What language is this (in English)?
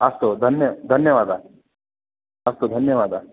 Sanskrit